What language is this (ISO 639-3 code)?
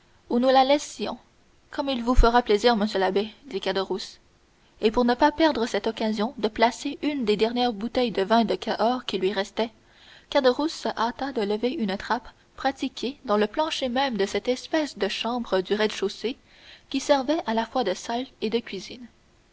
fra